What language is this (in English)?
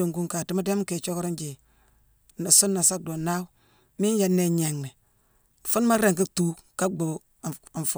Mansoanka